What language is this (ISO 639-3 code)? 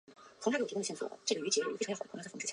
zho